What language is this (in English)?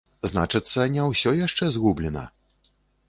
Belarusian